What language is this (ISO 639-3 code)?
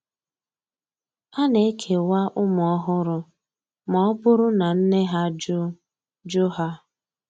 ibo